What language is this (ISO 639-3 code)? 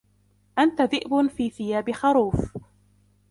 ara